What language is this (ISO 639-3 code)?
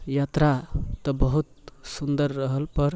mai